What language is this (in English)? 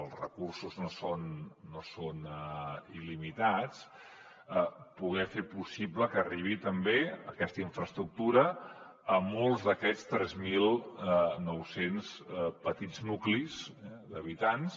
Catalan